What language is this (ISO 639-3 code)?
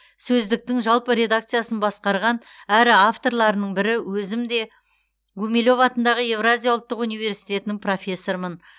kaz